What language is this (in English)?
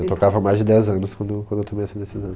Portuguese